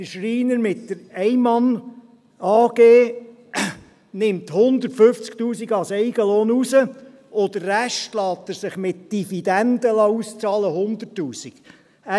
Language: Swiss German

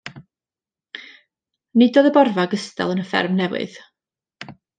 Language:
Welsh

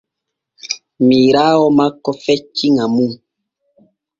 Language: Borgu Fulfulde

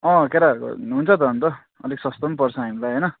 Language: Nepali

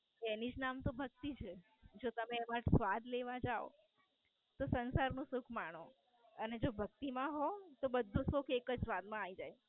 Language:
Gujarati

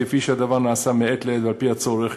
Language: Hebrew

